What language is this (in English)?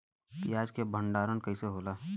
Bhojpuri